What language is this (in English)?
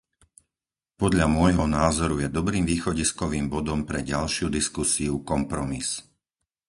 Slovak